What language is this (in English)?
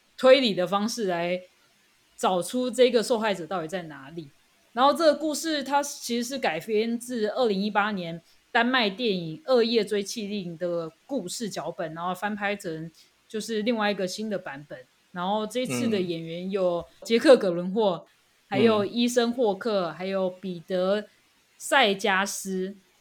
Chinese